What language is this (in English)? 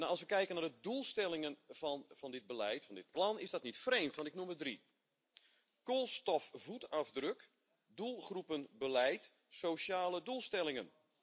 Dutch